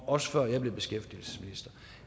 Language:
Danish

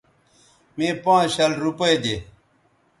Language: Bateri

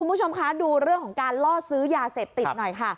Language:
Thai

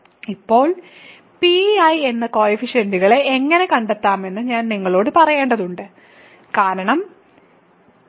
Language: Malayalam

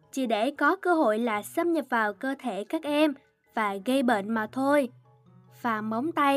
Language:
Vietnamese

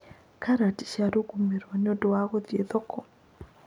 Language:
Kikuyu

